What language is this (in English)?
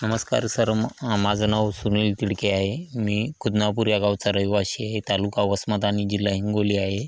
Marathi